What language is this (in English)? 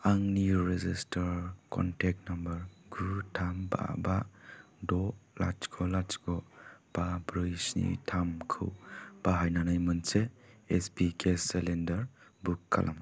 Bodo